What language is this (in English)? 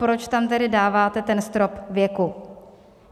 Czech